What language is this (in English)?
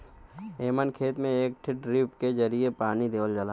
Bhojpuri